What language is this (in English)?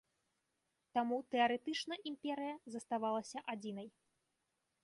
Belarusian